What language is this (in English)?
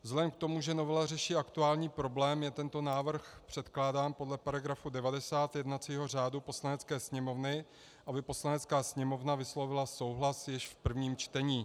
Czech